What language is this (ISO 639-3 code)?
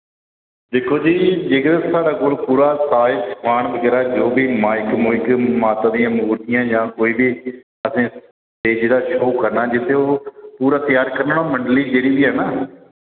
doi